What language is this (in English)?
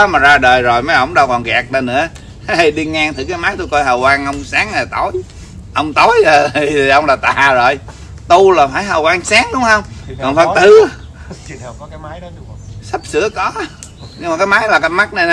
Vietnamese